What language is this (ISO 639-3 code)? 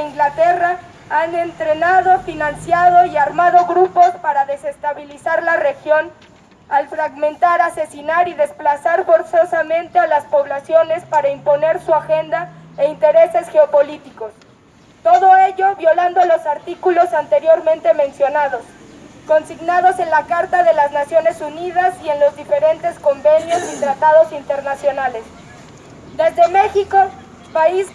spa